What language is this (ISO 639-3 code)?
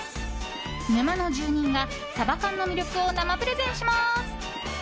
jpn